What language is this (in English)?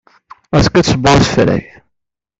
Kabyle